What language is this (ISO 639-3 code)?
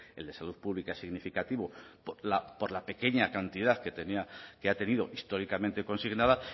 spa